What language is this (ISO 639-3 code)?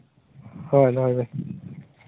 sat